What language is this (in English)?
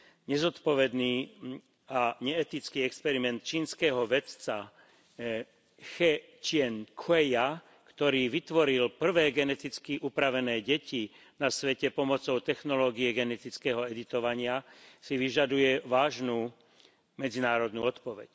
Slovak